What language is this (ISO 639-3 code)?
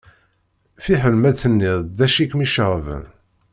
kab